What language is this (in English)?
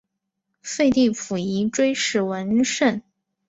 Chinese